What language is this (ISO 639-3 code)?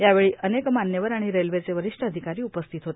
mar